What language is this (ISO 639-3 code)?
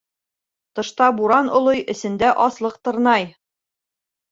bak